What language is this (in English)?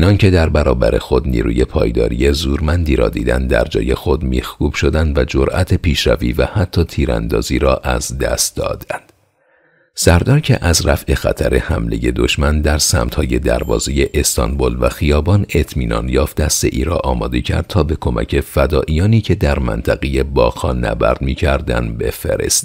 Persian